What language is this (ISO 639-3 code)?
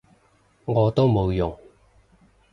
yue